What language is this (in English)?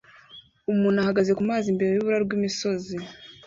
Kinyarwanda